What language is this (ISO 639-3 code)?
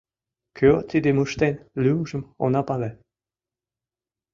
chm